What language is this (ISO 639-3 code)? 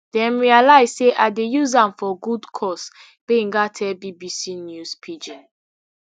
pcm